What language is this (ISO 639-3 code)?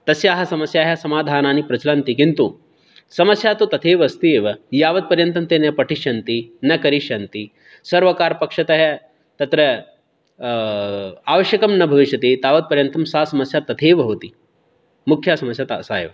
san